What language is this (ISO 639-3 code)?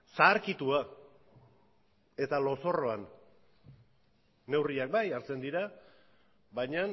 eus